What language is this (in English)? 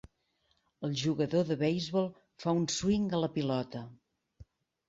Catalan